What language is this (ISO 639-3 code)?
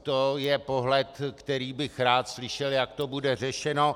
ces